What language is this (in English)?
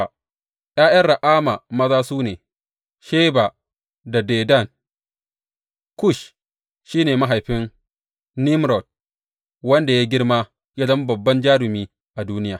Hausa